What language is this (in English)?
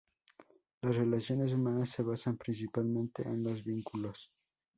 Spanish